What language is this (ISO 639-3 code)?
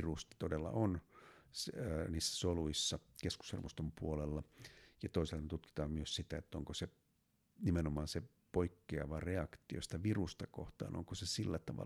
fin